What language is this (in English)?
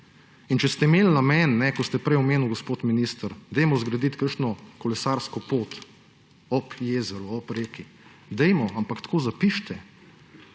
Slovenian